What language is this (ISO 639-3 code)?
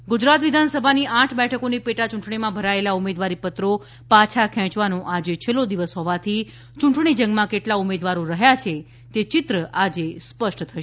guj